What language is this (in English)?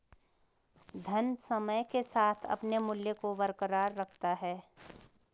Hindi